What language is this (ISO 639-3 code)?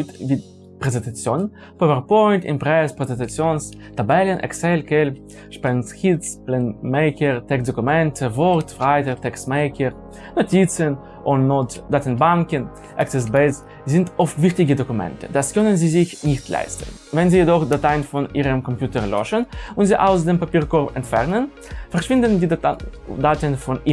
deu